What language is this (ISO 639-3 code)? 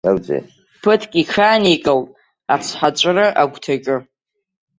abk